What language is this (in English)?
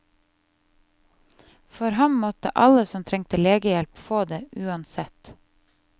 Norwegian